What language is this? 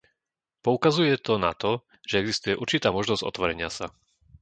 Slovak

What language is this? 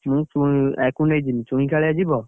Odia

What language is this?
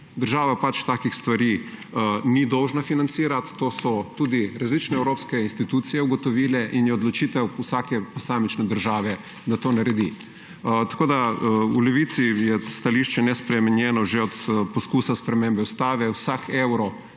Slovenian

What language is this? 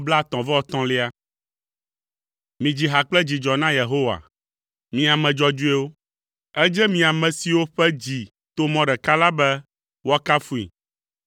Ewe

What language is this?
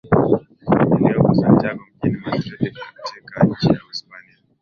Swahili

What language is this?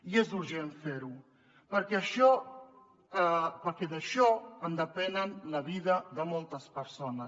Catalan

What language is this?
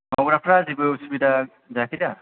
Bodo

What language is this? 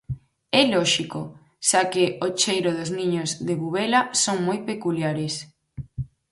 Galician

